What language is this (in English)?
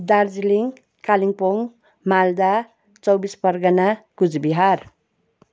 Nepali